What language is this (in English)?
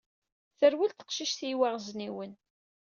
Kabyle